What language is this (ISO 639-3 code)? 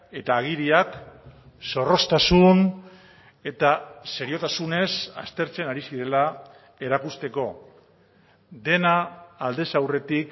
eus